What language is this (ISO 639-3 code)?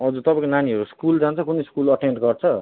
nep